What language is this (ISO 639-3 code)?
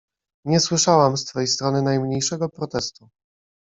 pol